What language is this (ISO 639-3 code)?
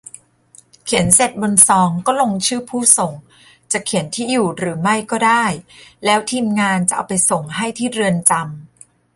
tha